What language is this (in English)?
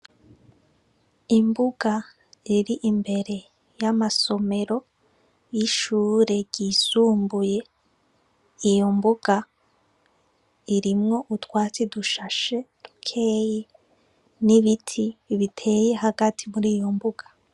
Rundi